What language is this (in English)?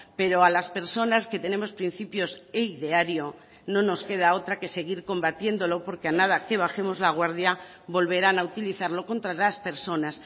Spanish